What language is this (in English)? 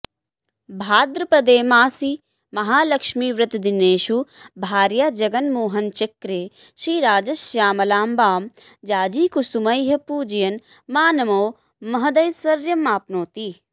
Sanskrit